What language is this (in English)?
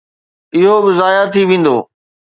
Sindhi